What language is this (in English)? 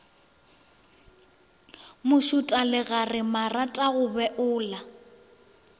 Northern Sotho